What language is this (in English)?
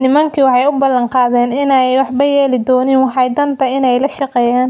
Somali